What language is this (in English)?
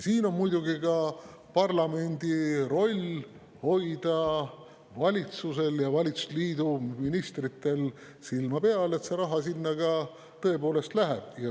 Estonian